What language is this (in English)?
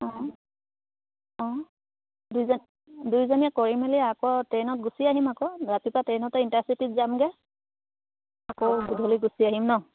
Assamese